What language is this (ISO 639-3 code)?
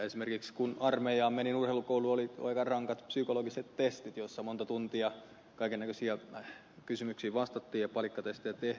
fin